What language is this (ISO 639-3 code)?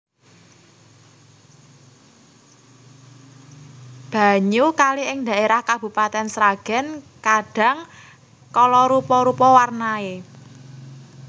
jav